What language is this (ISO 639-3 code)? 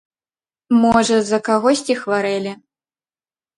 bel